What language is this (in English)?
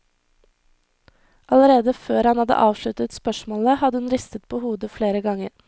Norwegian